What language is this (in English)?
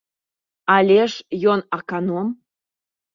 Belarusian